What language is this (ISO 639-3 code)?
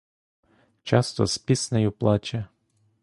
ukr